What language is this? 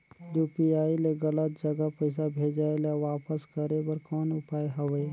Chhattisgarhi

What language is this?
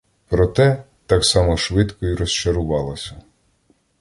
Ukrainian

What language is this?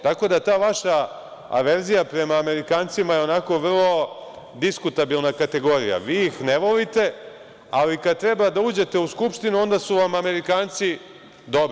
Serbian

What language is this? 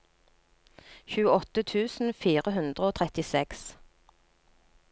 Norwegian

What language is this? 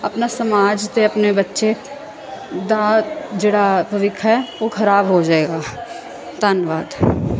Punjabi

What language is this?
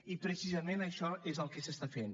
Catalan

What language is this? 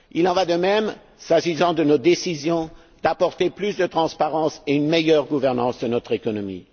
French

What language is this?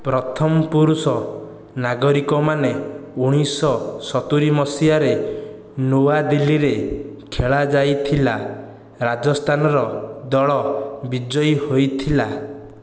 Odia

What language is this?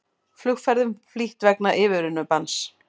Icelandic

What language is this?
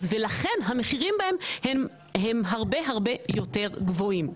Hebrew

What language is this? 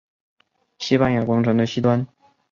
Chinese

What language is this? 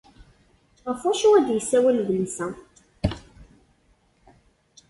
Kabyle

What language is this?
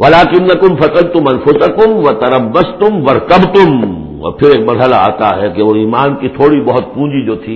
Urdu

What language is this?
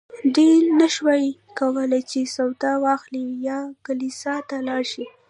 Pashto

